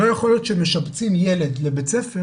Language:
Hebrew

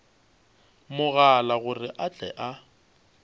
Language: Northern Sotho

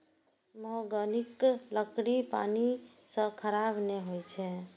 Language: Maithili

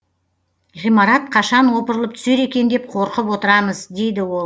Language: Kazakh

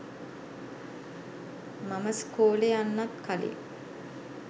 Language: Sinhala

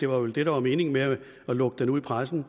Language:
Danish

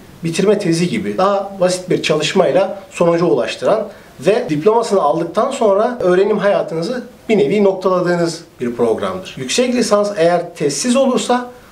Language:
Turkish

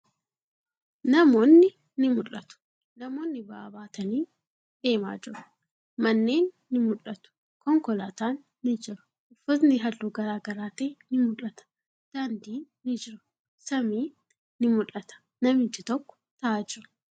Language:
Oromo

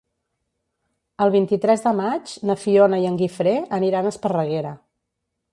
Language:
Catalan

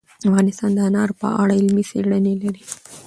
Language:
Pashto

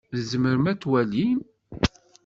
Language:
Kabyle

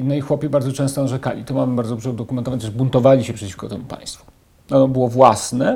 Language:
Polish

